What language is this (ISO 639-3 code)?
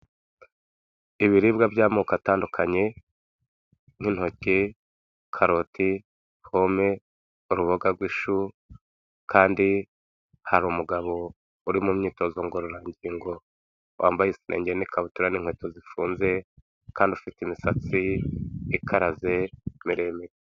kin